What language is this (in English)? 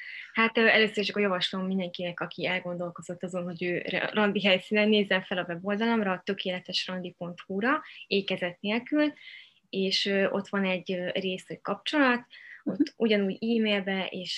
Hungarian